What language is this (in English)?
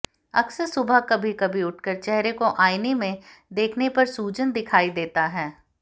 Hindi